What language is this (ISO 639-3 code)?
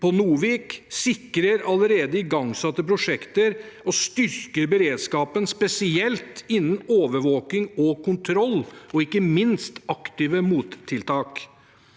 nor